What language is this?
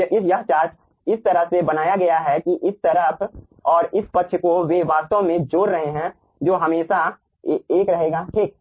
Hindi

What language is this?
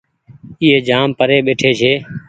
Goaria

